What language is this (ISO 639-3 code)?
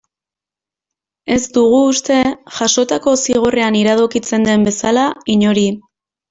eus